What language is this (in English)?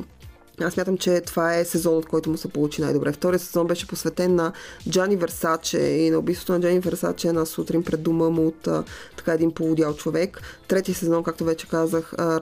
Bulgarian